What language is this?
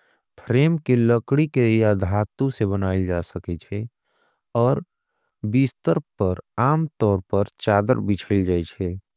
Angika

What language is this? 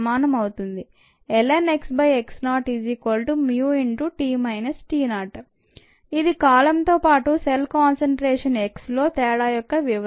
Telugu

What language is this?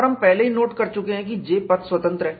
Hindi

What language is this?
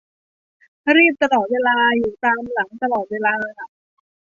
Thai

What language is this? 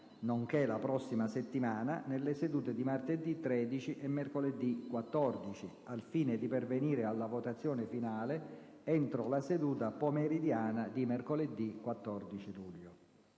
Italian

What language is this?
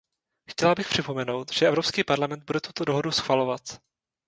Czech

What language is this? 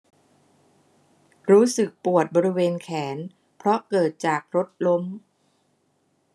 Thai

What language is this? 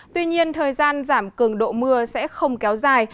Vietnamese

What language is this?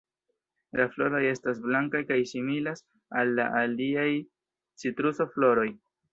Esperanto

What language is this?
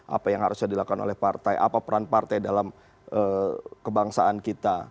Indonesian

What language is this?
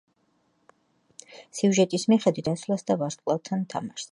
Georgian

